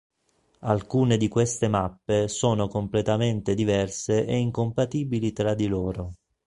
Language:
Italian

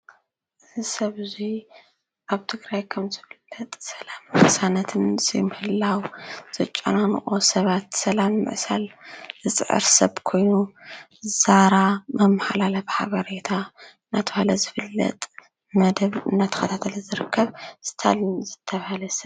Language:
Tigrinya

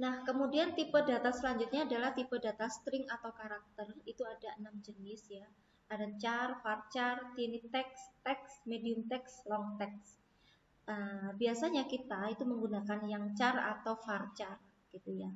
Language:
Indonesian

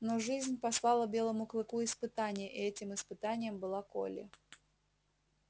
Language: Russian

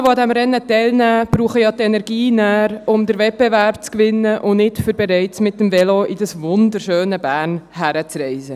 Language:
Swiss German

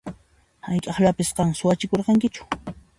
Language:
Puno Quechua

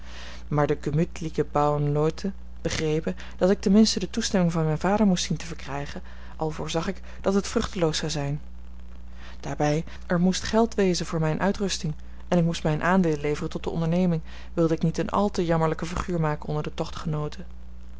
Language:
Dutch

